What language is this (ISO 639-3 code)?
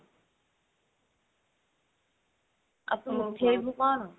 ori